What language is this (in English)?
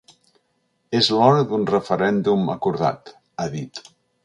Catalan